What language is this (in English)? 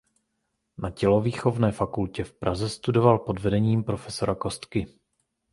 Czech